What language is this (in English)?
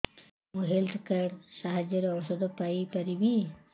Odia